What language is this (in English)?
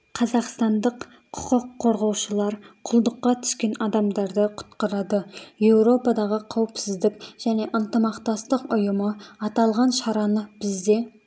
Kazakh